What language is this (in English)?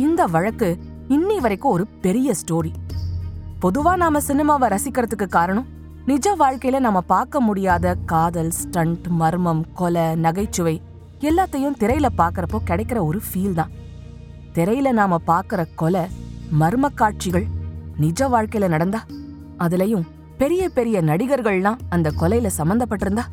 Tamil